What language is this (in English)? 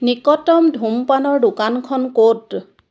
Assamese